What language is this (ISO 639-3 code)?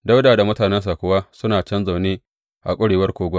hau